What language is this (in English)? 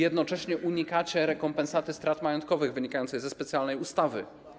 Polish